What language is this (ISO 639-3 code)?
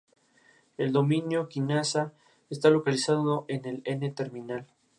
spa